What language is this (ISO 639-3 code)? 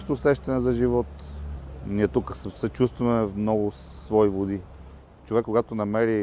bul